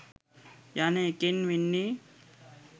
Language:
Sinhala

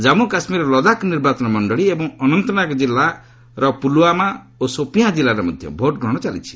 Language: Odia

